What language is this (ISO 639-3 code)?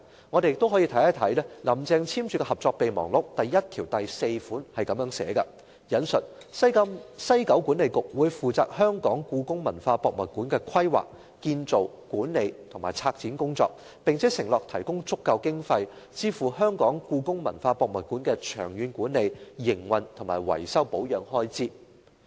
yue